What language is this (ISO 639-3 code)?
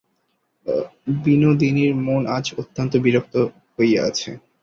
ben